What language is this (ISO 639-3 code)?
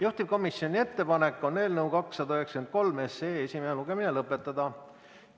est